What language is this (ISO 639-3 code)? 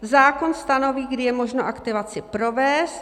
ces